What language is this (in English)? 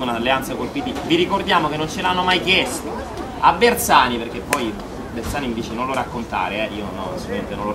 Italian